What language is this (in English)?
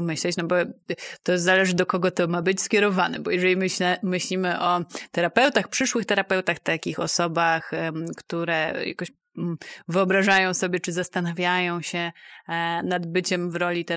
Polish